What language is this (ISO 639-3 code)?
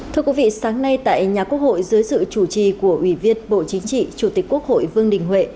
vie